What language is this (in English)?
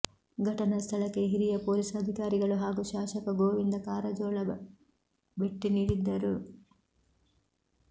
Kannada